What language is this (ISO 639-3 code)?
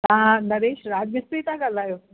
snd